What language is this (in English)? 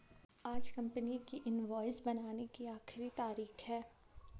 Hindi